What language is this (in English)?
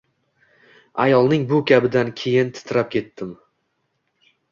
Uzbek